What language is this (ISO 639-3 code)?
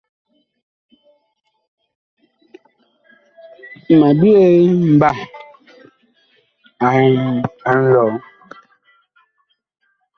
bkh